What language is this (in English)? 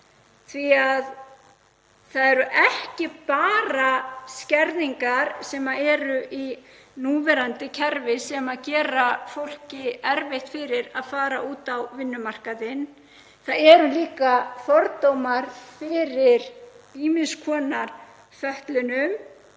Icelandic